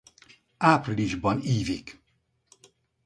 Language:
Hungarian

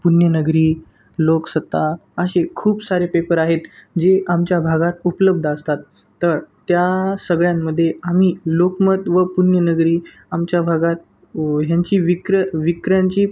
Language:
Marathi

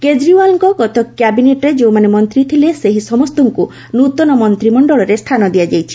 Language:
Odia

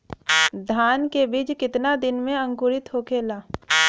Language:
Bhojpuri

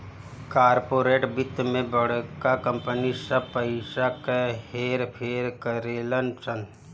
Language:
Bhojpuri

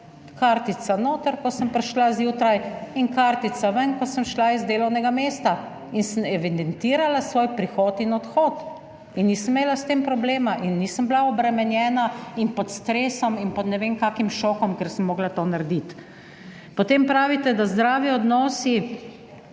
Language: Slovenian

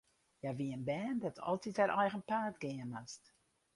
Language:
Western Frisian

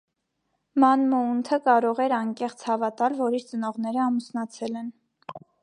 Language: Armenian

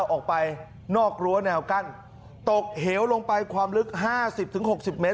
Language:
Thai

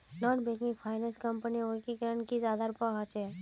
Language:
Magahi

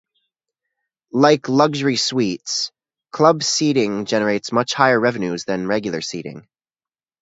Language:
English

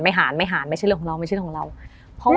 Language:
Thai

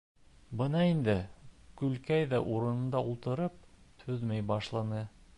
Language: Bashkir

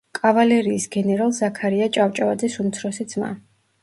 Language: Georgian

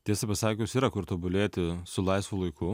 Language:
Lithuanian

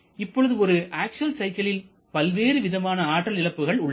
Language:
Tamil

